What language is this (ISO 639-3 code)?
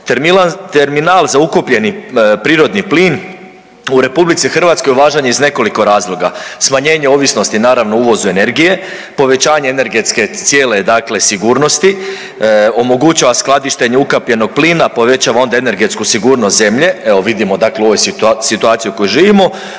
hrv